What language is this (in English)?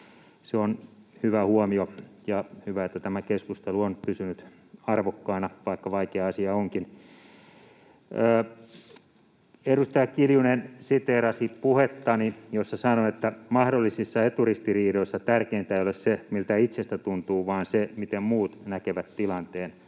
Finnish